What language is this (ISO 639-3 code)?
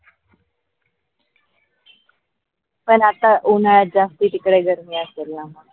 mar